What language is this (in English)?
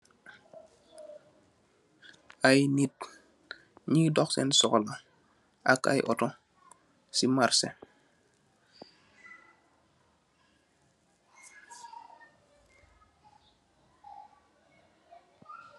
Wolof